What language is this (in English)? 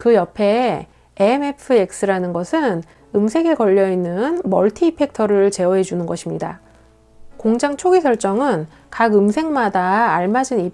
Korean